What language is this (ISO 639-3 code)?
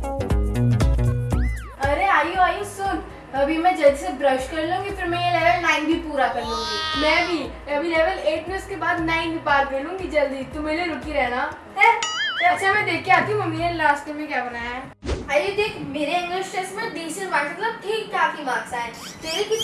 hin